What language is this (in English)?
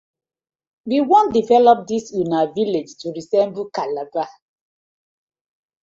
Nigerian Pidgin